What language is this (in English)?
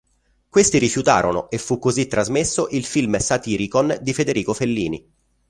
Italian